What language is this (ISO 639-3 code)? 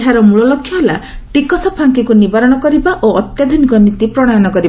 ori